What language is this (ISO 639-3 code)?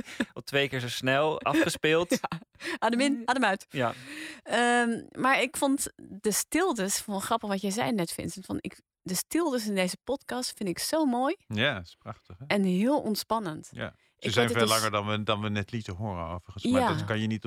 nld